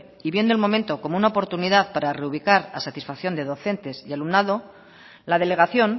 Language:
Spanish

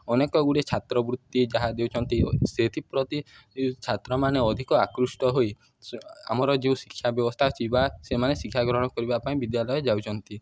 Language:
Odia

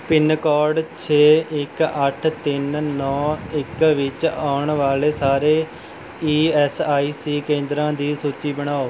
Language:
Punjabi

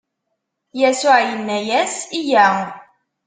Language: Kabyle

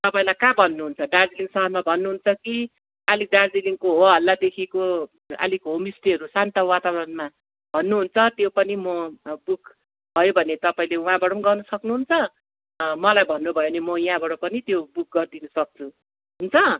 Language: Nepali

